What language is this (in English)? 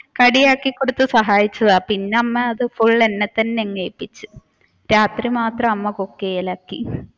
Malayalam